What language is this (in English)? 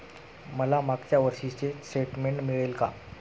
Marathi